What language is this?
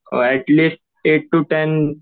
Marathi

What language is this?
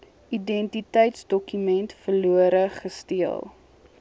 Afrikaans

